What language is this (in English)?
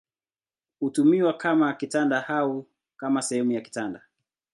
Swahili